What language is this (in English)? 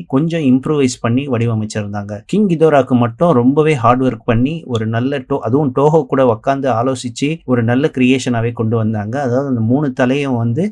Tamil